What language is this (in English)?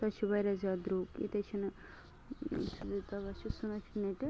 Kashmiri